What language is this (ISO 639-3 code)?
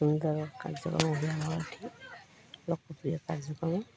ori